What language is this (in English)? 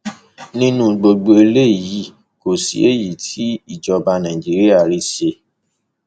Yoruba